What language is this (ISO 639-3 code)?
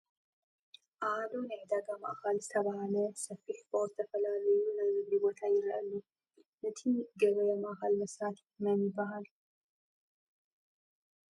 tir